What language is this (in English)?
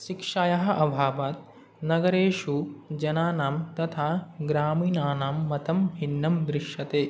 Sanskrit